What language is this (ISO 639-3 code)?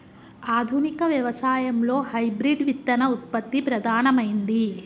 tel